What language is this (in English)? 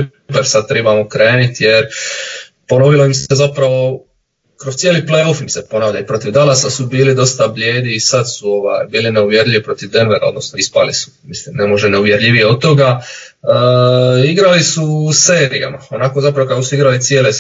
Croatian